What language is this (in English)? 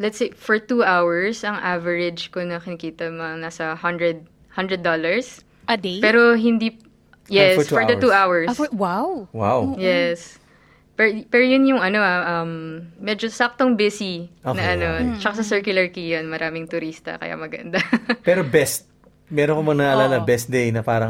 Filipino